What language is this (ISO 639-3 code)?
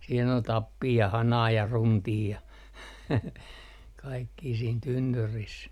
fin